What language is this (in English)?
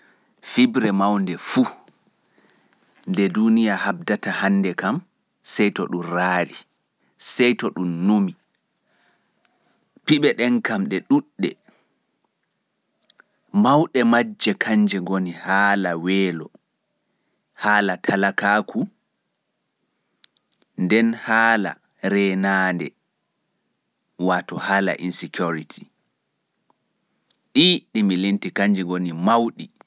Fula